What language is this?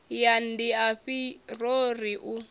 Venda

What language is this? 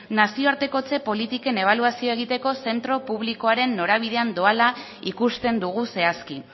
Basque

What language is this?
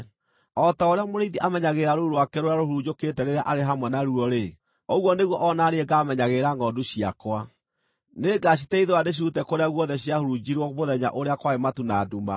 Kikuyu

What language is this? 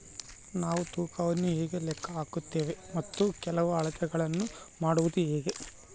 Kannada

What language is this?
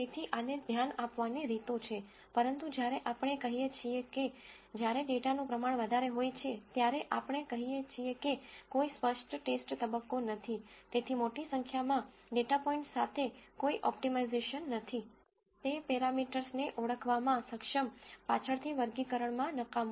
Gujarati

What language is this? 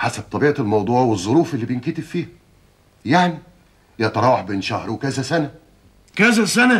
Arabic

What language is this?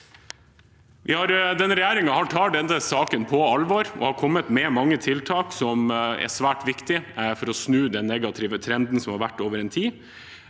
Norwegian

